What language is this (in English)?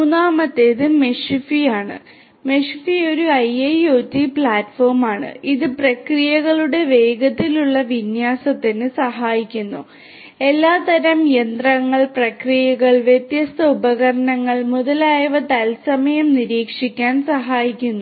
Malayalam